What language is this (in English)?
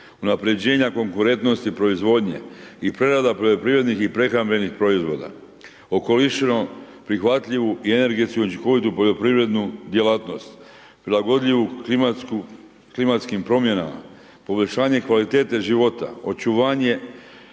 Croatian